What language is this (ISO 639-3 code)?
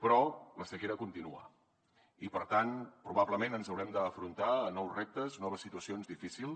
cat